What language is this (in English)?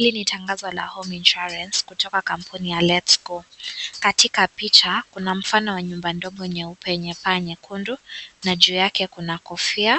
Swahili